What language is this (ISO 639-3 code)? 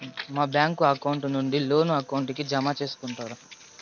tel